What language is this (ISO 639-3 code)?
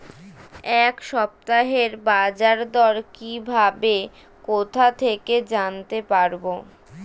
ben